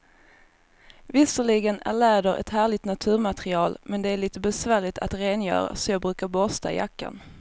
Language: Swedish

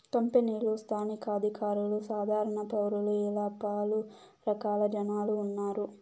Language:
Telugu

